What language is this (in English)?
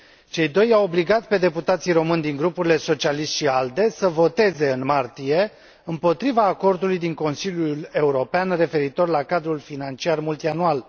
Romanian